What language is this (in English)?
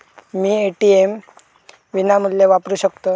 Marathi